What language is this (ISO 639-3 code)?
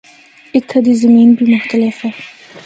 hno